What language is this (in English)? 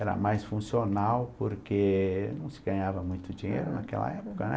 Portuguese